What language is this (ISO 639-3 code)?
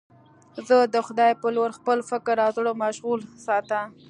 pus